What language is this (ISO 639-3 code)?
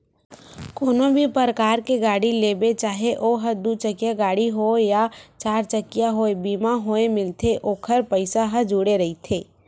hne